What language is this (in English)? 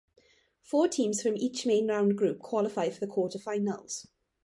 English